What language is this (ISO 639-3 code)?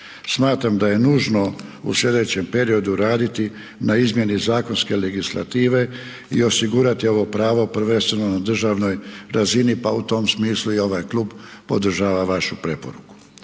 hrv